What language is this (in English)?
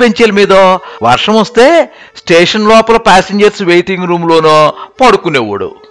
Telugu